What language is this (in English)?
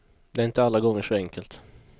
Swedish